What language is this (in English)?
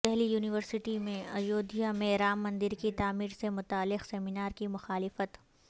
Urdu